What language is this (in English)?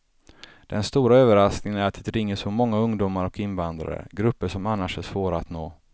Swedish